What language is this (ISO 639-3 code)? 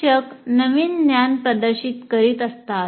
mar